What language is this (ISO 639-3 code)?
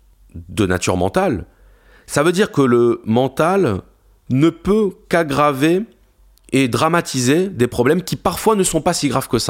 fra